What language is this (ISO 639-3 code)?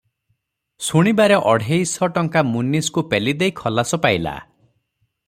ori